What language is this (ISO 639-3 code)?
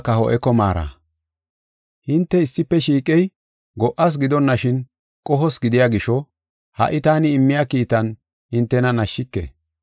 gof